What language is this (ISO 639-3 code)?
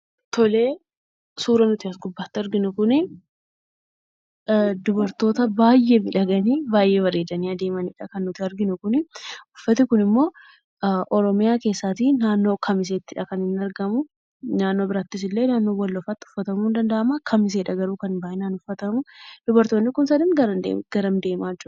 orm